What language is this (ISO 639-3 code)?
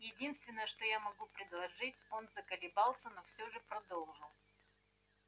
rus